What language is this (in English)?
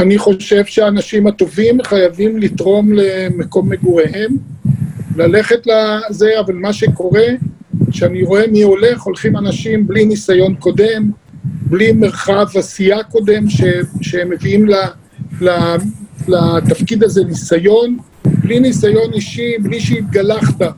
Hebrew